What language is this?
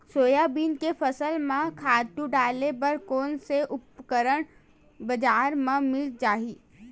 Chhattisgarhi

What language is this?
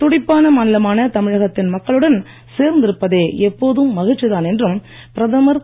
Tamil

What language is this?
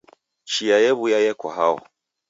Taita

